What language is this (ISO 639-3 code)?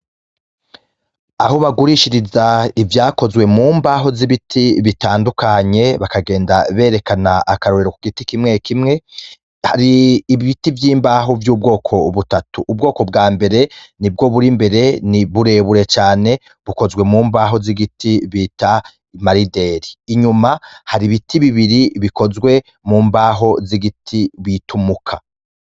run